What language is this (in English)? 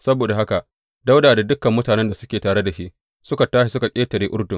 Hausa